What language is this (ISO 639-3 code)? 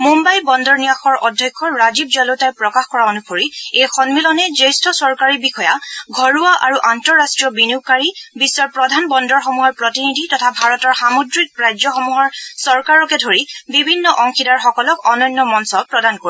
asm